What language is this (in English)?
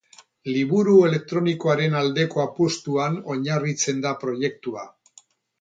Basque